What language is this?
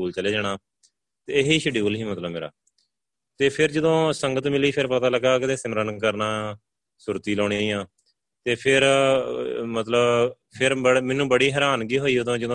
Punjabi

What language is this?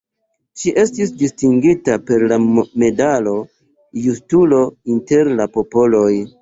Esperanto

